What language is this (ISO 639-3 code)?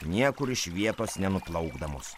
lit